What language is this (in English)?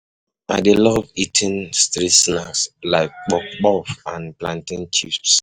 Nigerian Pidgin